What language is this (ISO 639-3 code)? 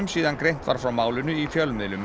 isl